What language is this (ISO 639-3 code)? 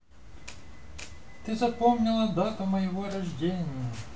rus